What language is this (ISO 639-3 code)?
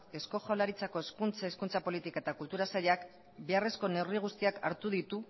eus